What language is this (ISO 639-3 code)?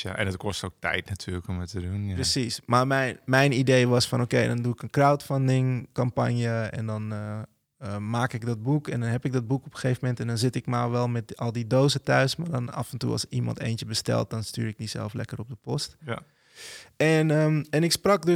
nld